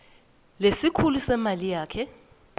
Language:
Swati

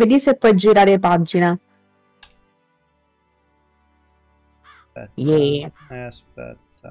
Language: Italian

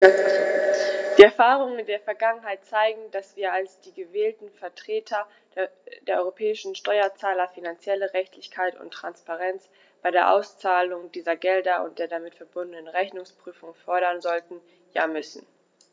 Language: German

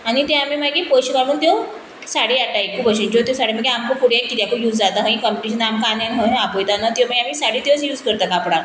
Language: Konkani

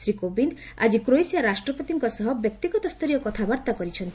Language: Odia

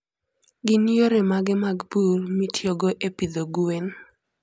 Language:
Luo (Kenya and Tanzania)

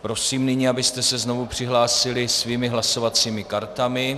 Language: Czech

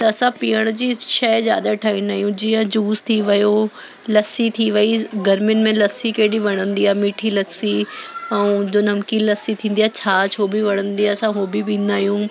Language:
Sindhi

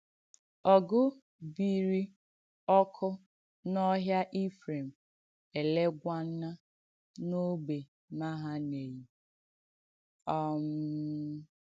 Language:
Igbo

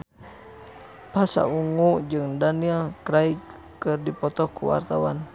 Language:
Sundanese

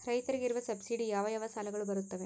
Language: Kannada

